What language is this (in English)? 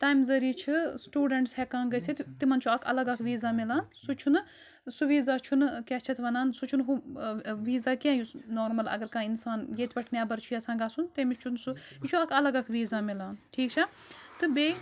Kashmiri